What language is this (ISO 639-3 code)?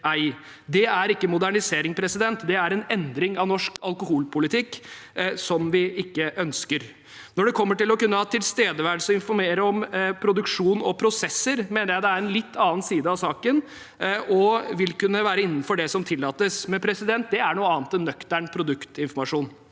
nor